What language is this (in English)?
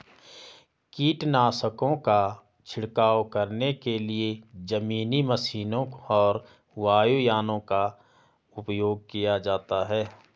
Hindi